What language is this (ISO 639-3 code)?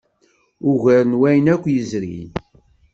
kab